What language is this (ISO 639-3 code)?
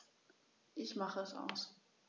deu